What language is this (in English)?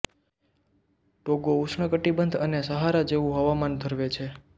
Gujarati